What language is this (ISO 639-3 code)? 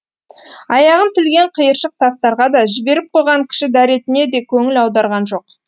kaz